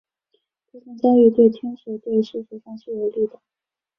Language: Chinese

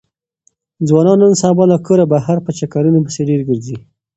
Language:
Pashto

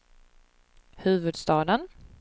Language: Swedish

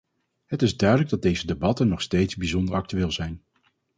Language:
Dutch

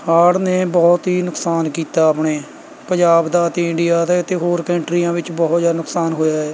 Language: Punjabi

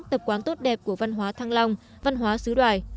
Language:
Vietnamese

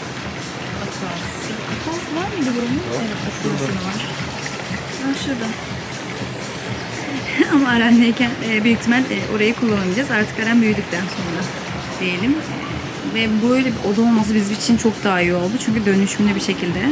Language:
Turkish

